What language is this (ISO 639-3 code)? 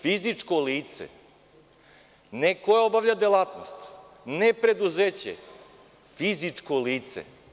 srp